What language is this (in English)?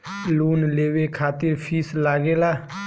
Bhojpuri